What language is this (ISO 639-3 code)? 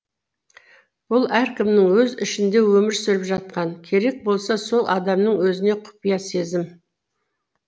kaz